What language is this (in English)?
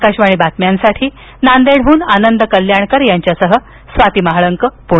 Marathi